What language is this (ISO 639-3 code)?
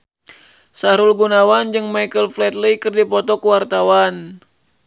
sun